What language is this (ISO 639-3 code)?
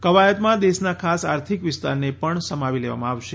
guj